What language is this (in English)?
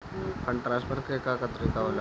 Bhojpuri